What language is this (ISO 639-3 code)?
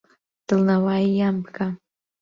ckb